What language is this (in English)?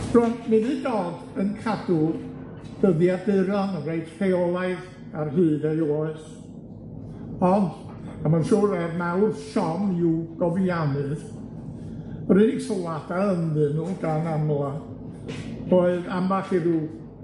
Welsh